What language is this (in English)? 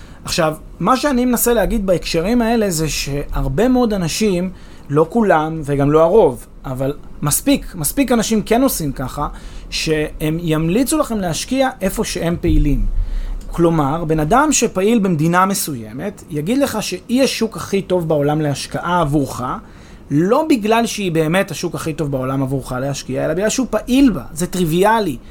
Hebrew